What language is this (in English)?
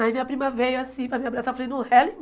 Portuguese